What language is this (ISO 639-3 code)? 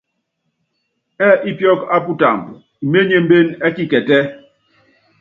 yav